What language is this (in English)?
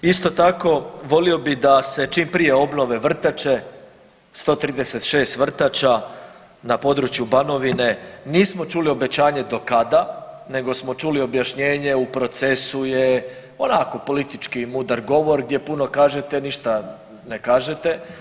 Croatian